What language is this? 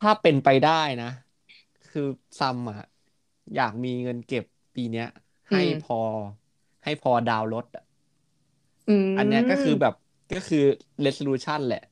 Thai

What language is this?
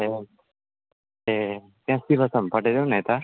Nepali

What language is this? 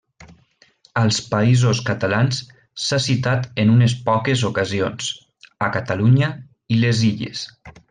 Catalan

